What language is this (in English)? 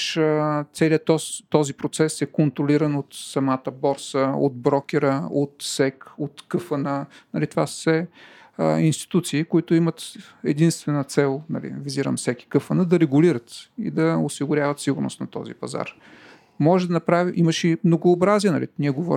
Bulgarian